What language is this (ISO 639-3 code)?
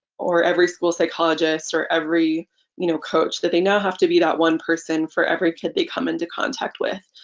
eng